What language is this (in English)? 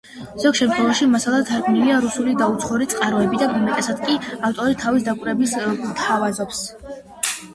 Georgian